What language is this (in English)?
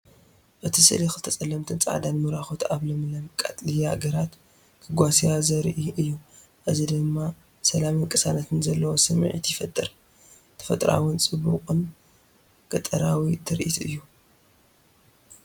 Tigrinya